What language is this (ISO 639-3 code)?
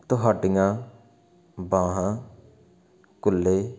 pan